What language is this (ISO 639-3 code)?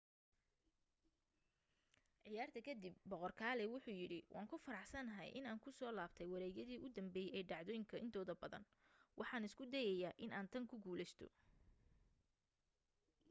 som